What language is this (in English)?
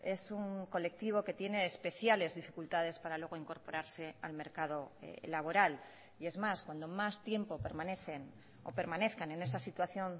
Spanish